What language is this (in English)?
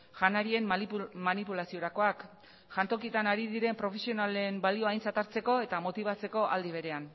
Basque